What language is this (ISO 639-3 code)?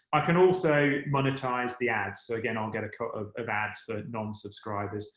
eng